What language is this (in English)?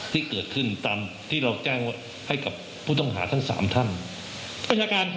Thai